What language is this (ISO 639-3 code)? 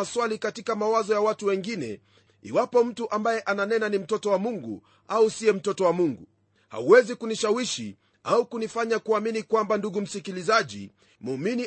swa